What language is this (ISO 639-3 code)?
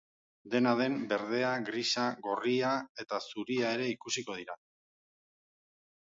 eus